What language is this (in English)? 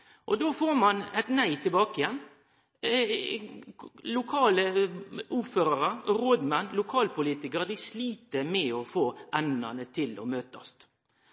Norwegian Nynorsk